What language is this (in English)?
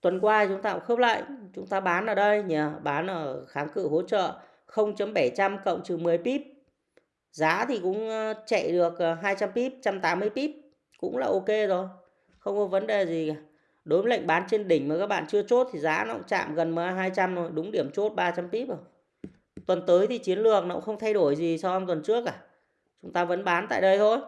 Vietnamese